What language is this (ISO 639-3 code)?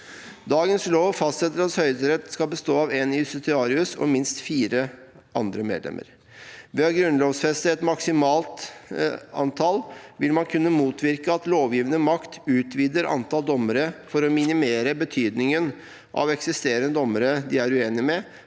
nor